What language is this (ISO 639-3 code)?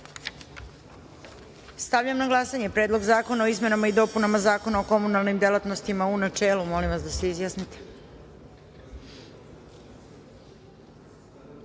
srp